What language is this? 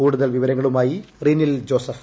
Malayalam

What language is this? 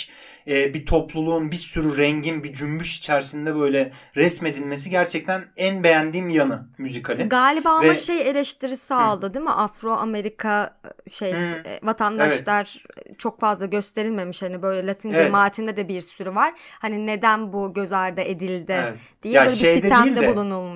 Turkish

